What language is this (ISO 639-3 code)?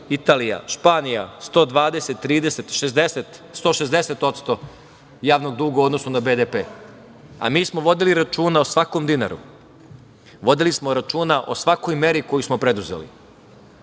srp